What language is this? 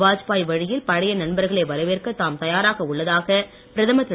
Tamil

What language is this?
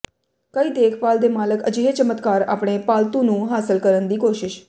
Punjabi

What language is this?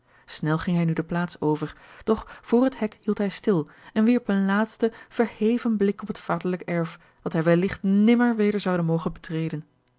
Dutch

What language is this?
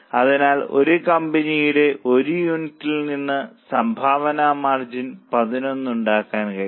Malayalam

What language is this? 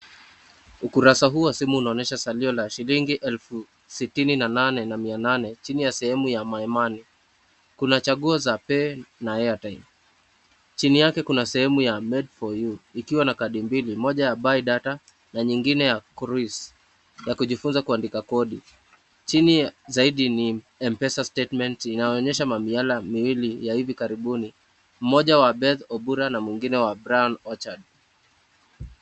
Swahili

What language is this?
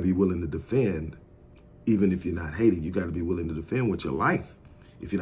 English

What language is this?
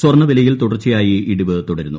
Malayalam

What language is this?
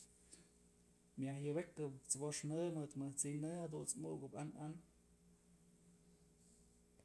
Mazatlán Mixe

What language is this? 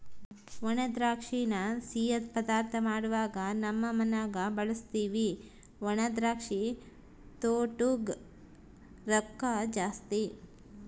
Kannada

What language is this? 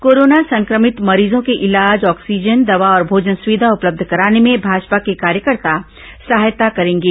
Hindi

